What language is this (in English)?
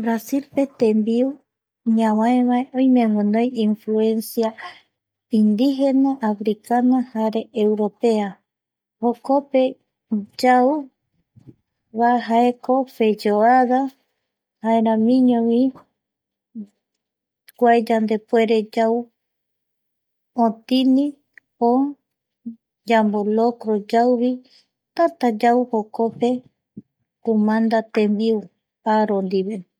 Eastern Bolivian Guaraní